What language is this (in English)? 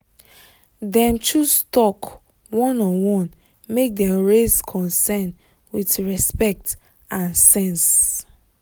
Nigerian Pidgin